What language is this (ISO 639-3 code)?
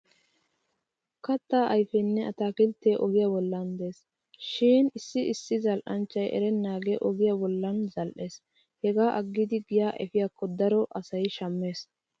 wal